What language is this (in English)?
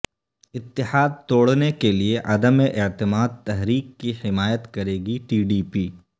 Urdu